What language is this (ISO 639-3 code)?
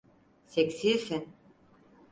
tur